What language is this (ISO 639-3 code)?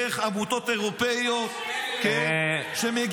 heb